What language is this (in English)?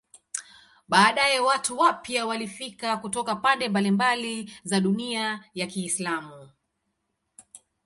Swahili